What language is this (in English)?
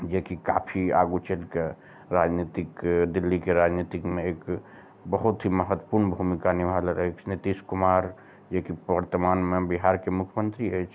Maithili